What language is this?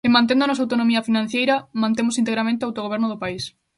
Galician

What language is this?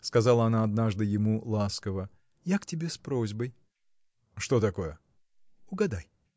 Russian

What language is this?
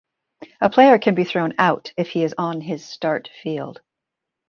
English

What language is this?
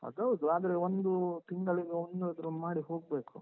Kannada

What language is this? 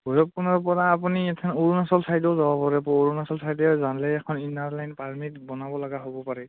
Assamese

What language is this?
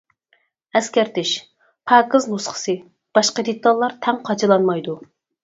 Uyghur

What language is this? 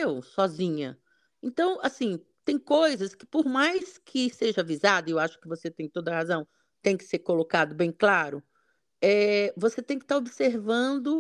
Portuguese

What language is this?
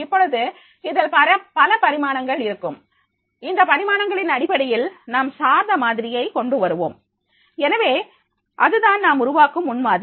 Tamil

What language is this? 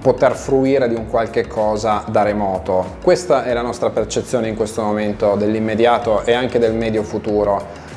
Italian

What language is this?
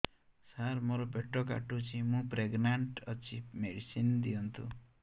Odia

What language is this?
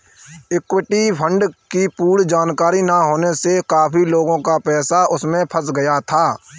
Hindi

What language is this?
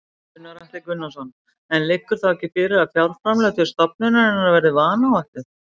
Icelandic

